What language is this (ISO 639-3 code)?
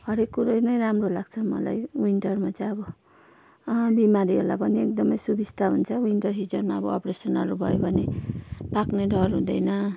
nep